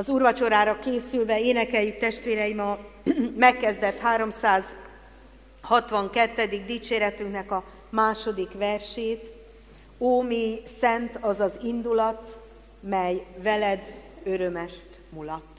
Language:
Hungarian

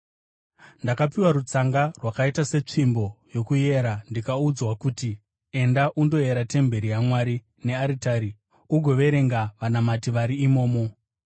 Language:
Shona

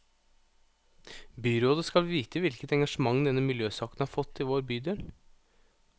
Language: Norwegian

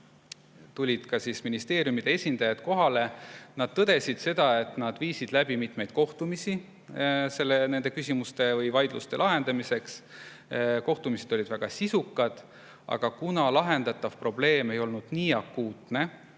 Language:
Estonian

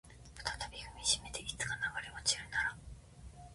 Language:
Japanese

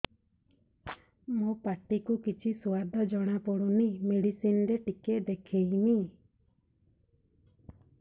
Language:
Odia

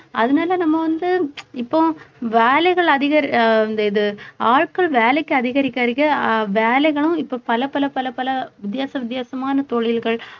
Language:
Tamil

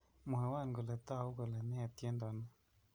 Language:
Kalenjin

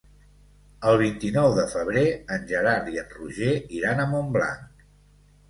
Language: Catalan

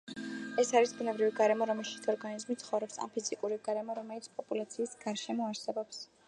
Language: Georgian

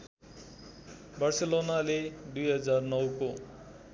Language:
Nepali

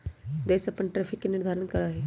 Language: Magahi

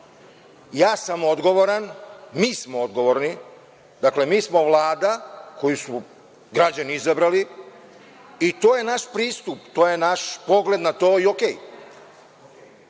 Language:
Serbian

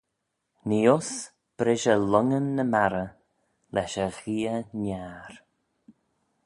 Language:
Manx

